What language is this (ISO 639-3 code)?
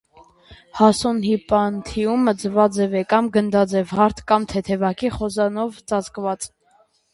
hye